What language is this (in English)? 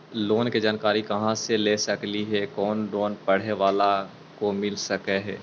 Magahi